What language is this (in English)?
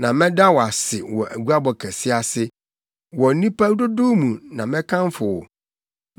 Akan